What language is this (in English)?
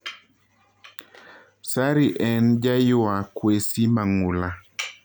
Luo (Kenya and Tanzania)